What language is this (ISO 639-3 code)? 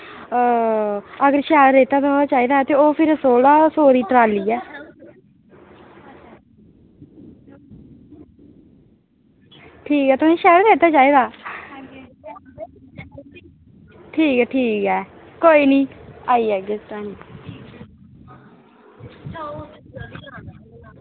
doi